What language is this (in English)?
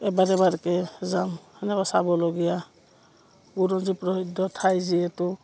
Assamese